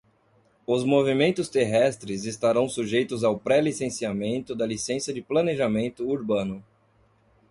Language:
Portuguese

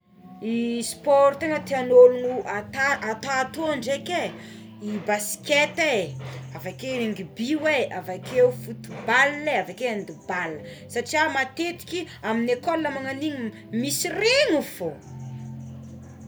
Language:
Tsimihety Malagasy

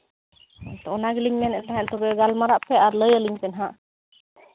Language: Santali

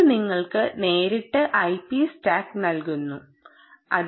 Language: Malayalam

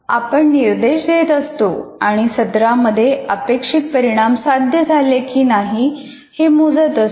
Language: Marathi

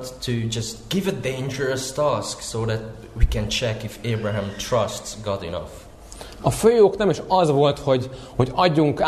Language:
Hungarian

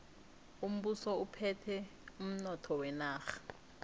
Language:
South Ndebele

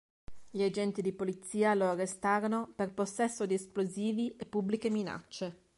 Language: Italian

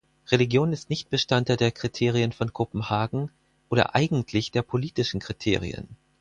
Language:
German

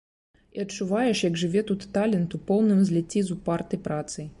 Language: Belarusian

